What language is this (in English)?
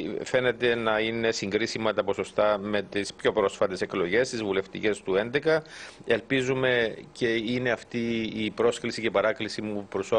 Greek